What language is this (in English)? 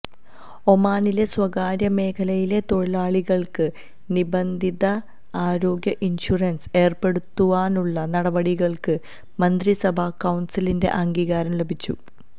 Malayalam